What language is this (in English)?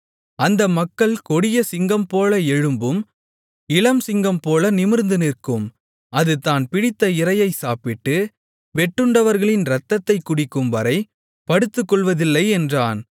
Tamil